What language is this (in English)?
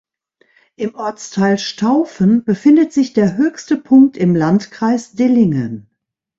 German